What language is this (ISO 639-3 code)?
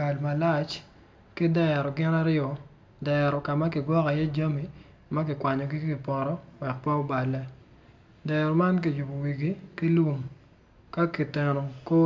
ach